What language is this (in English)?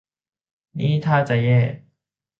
Thai